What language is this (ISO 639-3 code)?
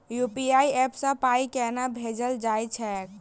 mai